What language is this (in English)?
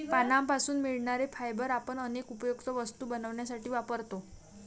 Marathi